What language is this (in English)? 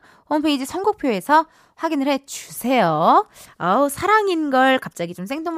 Korean